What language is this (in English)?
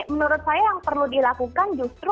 Indonesian